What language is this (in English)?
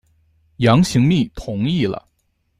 Chinese